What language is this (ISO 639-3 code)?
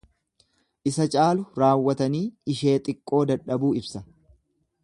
orm